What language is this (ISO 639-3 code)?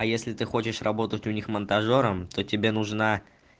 rus